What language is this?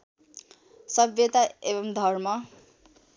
Nepali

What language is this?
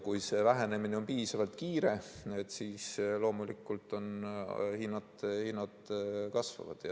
Estonian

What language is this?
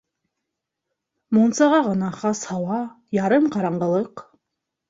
Bashkir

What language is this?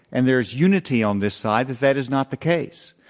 English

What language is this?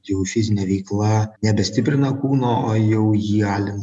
Lithuanian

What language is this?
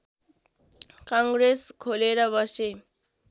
Nepali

